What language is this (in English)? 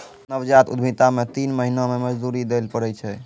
Maithili